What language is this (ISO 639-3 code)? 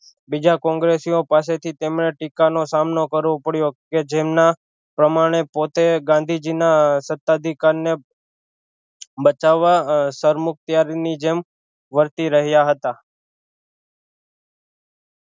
guj